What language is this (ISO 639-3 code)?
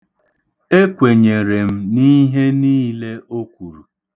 ibo